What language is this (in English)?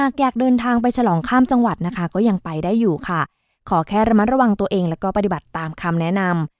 Thai